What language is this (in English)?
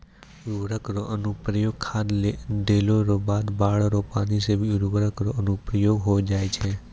Maithili